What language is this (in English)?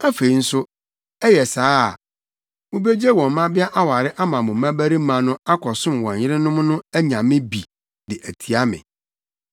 Akan